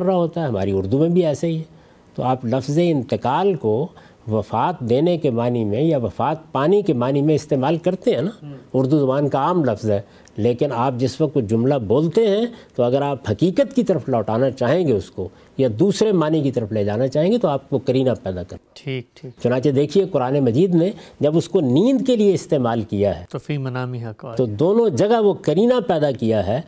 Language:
Urdu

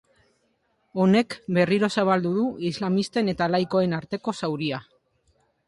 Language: Basque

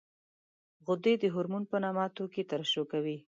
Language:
Pashto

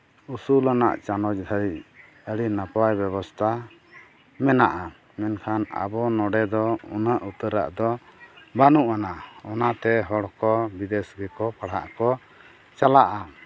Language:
Santali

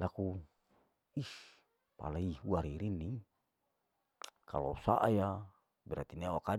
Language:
Larike-Wakasihu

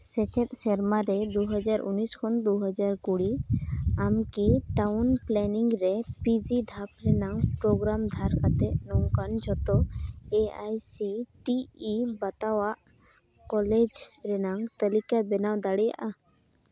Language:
Santali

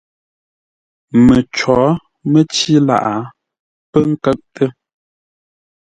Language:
Ngombale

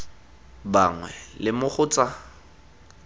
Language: Tswana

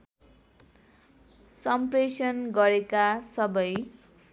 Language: Nepali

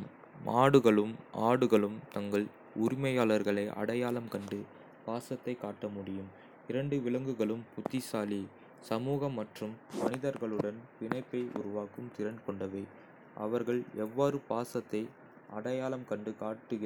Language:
Kota (India)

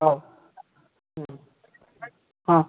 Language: Odia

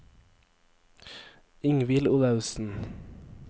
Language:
Norwegian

